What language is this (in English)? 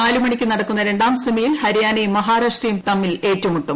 Malayalam